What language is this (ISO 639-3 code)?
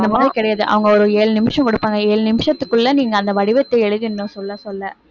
tam